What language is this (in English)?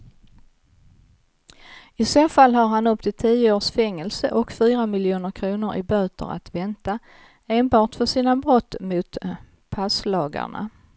Swedish